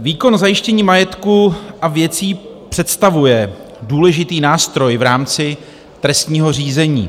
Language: Czech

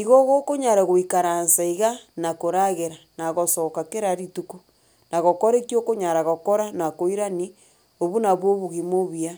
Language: Gusii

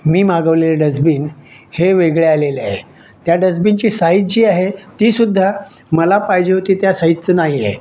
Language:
Marathi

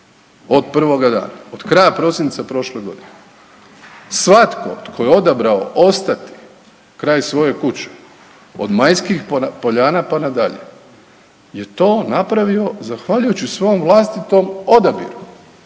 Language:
Croatian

